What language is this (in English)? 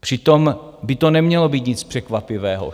Czech